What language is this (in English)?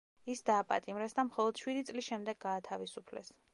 Georgian